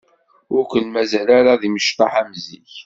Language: Kabyle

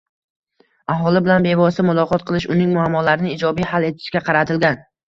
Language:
Uzbek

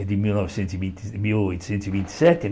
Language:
Portuguese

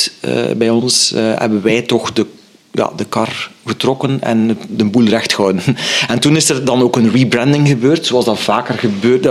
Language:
Dutch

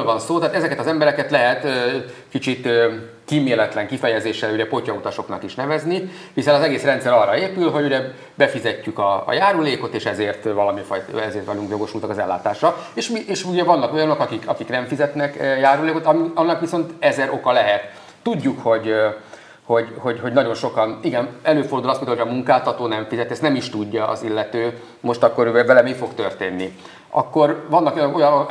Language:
Hungarian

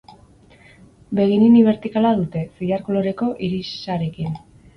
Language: Basque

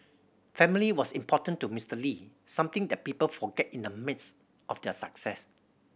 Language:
English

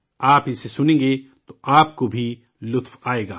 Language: Urdu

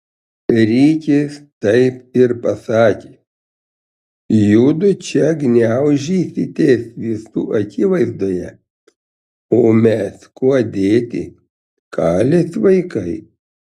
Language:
Lithuanian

